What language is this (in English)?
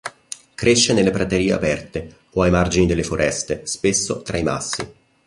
Italian